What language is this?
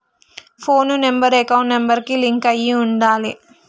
Telugu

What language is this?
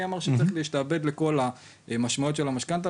Hebrew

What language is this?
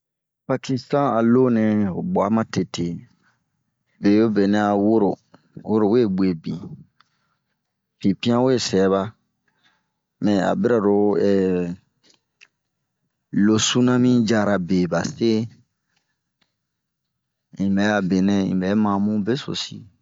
Bomu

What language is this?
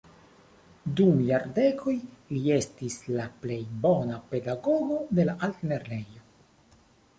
Esperanto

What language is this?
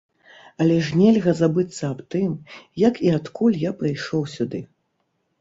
Belarusian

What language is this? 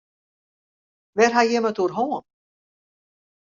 Western Frisian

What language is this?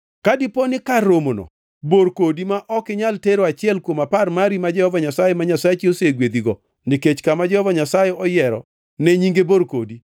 Luo (Kenya and Tanzania)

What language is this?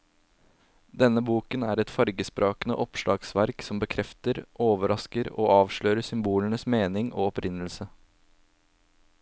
Norwegian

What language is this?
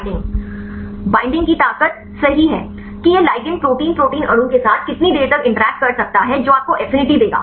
Hindi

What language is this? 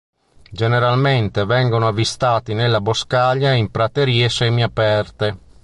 Italian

